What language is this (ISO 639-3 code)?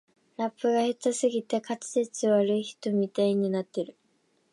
jpn